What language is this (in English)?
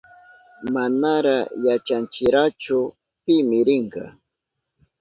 Southern Pastaza Quechua